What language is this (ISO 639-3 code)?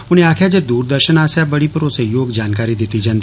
doi